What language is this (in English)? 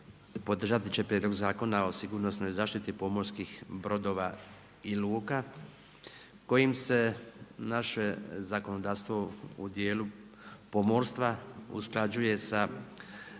Croatian